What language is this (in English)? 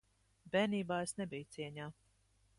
Latvian